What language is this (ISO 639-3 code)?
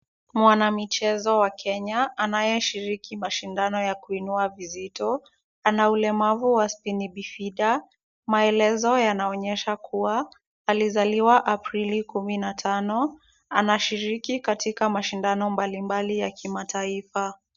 swa